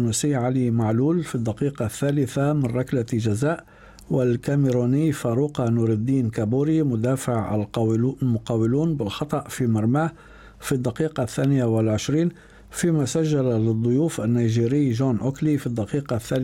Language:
Arabic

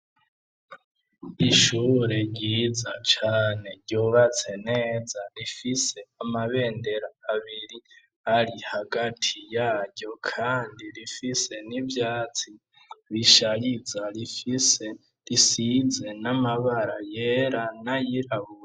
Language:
Rundi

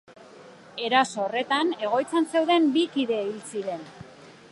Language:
Basque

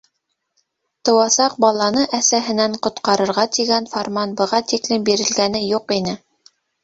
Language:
Bashkir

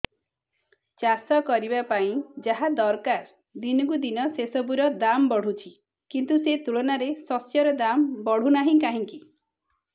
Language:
Odia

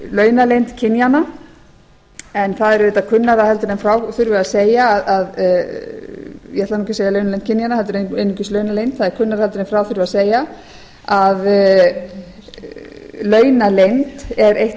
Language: Icelandic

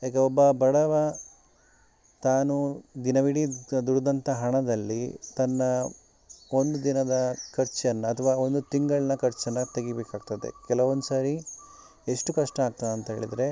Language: Kannada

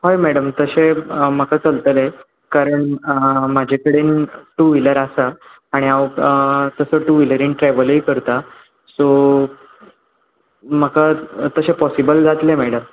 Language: Konkani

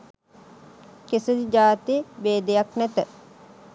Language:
Sinhala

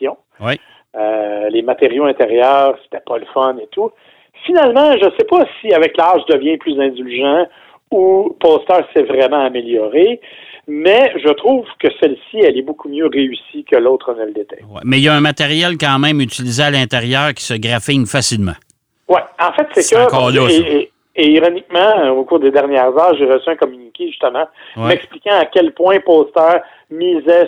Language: French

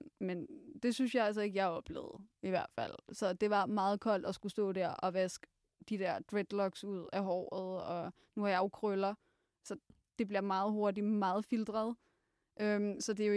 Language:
Danish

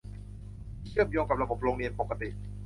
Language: Thai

